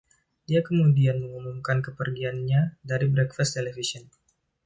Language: Indonesian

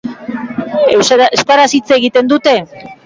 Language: Basque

